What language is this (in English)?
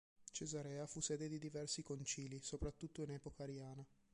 Italian